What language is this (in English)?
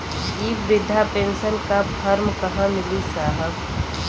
Bhojpuri